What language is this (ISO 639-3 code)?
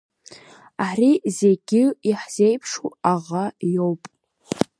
abk